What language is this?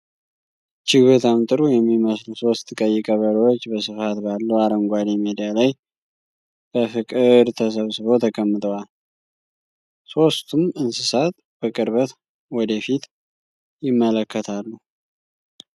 Amharic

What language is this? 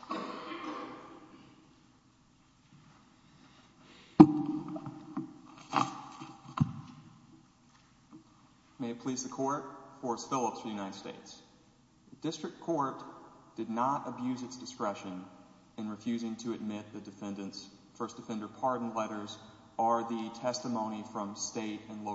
English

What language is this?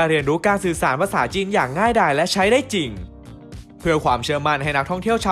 Thai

